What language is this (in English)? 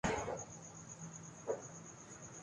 Urdu